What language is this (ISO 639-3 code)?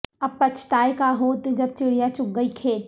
urd